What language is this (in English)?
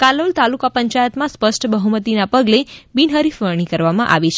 Gujarati